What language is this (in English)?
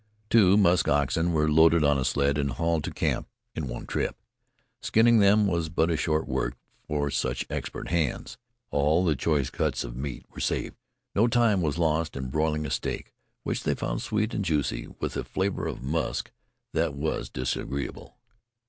English